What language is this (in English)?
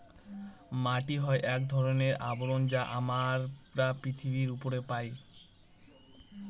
Bangla